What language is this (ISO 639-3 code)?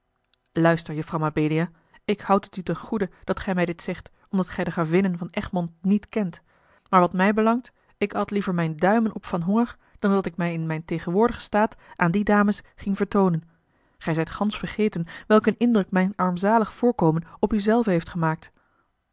nld